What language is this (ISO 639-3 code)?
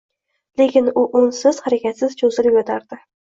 uzb